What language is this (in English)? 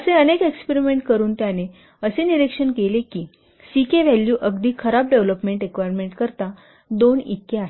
Marathi